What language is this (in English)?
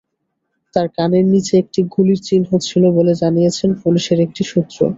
Bangla